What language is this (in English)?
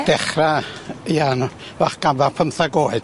Welsh